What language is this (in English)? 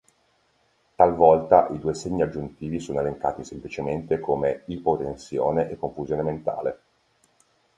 Italian